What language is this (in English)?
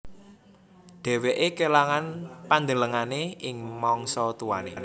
Javanese